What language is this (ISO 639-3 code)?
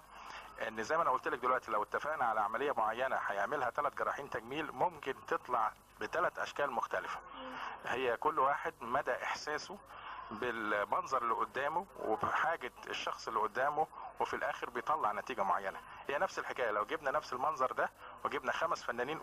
ara